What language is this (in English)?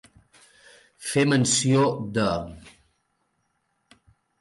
Catalan